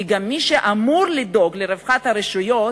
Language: Hebrew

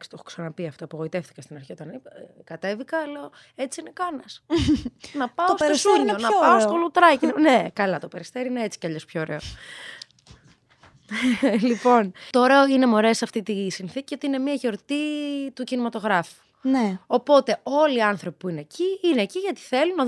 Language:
Greek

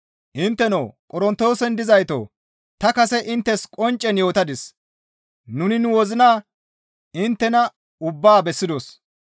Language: Gamo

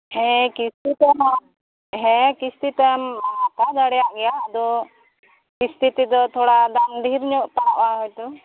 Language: Santali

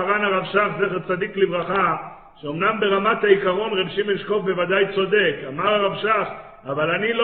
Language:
Hebrew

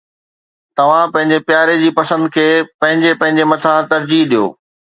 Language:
Sindhi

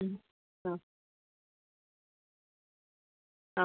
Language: Malayalam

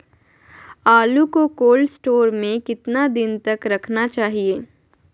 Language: Magahi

